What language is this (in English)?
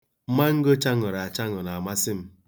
Igbo